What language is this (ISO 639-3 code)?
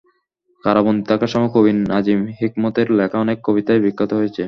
ben